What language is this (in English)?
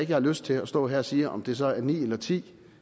Danish